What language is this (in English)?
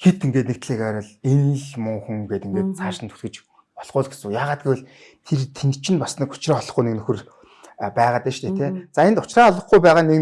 Turkish